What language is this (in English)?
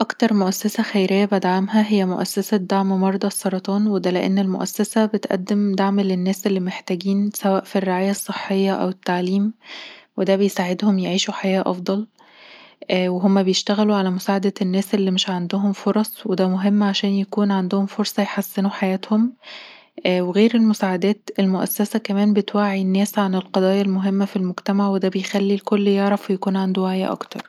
Egyptian Arabic